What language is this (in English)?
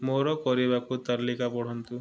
Odia